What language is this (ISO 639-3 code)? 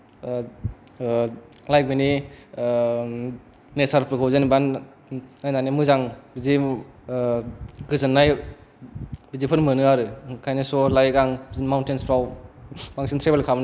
brx